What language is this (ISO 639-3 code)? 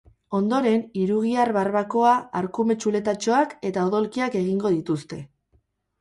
eus